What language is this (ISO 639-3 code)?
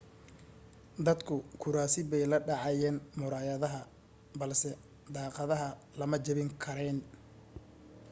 som